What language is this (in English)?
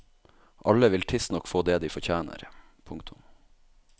Norwegian